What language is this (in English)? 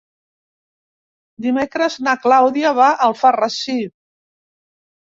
Catalan